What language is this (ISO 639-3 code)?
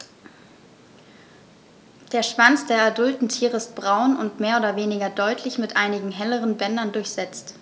deu